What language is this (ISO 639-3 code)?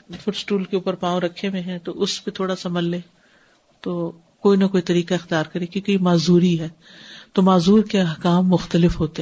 urd